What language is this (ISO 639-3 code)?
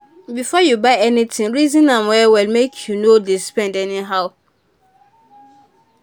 pcm